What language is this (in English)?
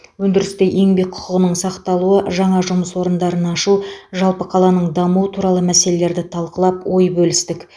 Kazakh